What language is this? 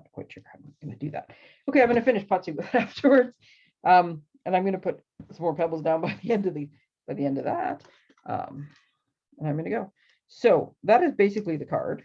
English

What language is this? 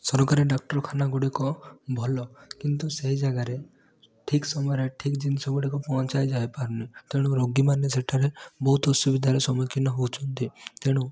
Odia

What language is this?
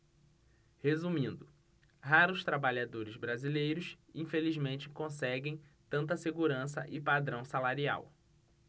Portuguese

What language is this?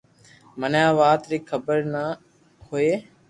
Loarki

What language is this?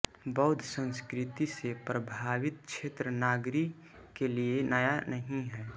Hindi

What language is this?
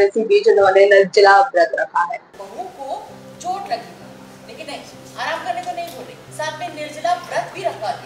Hindi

